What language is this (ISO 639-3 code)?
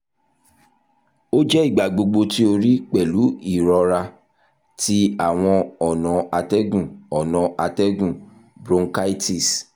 yor